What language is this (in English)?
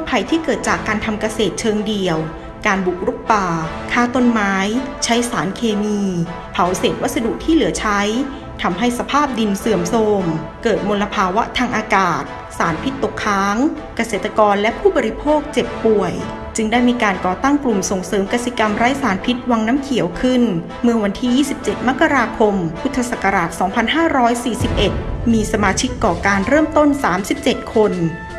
Thai